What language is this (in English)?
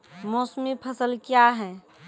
Maithili